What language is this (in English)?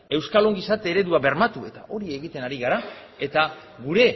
Basque